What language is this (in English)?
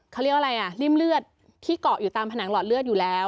Thai